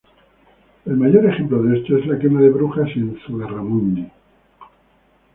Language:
Spanish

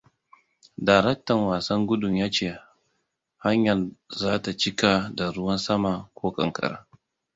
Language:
Hausa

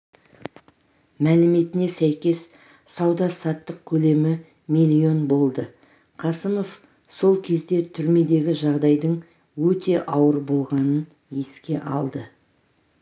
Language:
Kazakh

